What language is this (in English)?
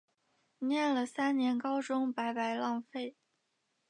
Chinese